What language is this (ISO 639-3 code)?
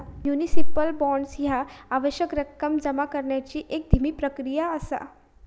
mar